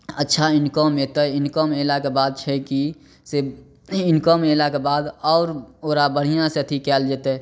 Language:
Maithili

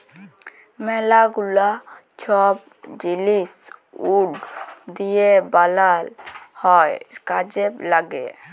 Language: Bangla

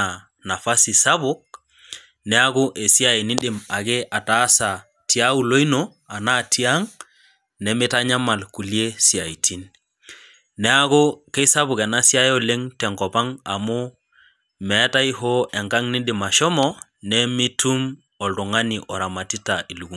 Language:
Masai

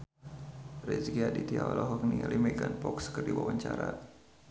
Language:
Sundanese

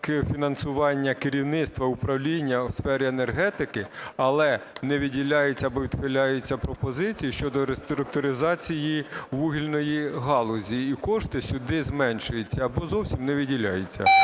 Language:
Ukrainian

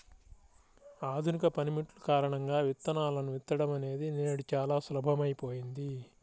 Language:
Telugu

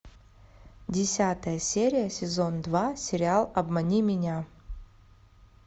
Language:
Russian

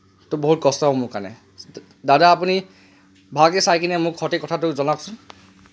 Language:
Assamese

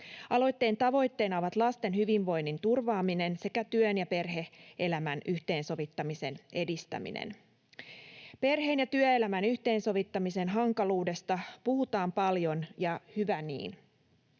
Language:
Finnish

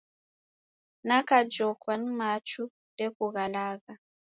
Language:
Taita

